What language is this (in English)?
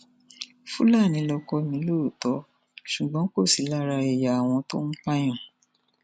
Yoruba